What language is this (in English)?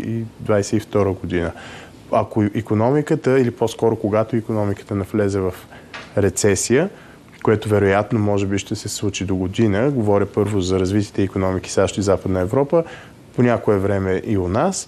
Bulgarian